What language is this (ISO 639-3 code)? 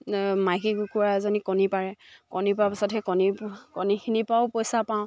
asm